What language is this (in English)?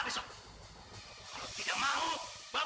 Indonesian